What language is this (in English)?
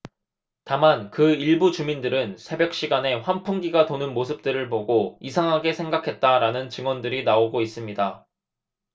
Korean